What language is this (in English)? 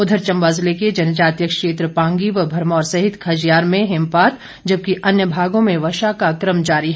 Hindi